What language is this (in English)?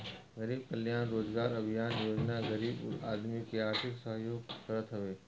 Bhojpuri